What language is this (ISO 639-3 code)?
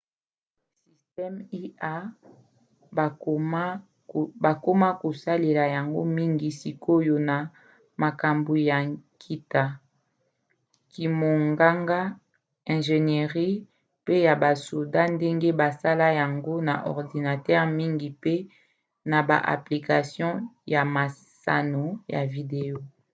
lin